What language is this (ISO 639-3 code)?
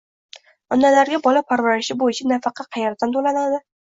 uzb